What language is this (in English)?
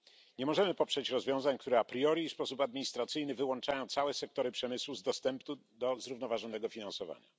Polish